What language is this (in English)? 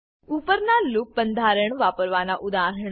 Gujarati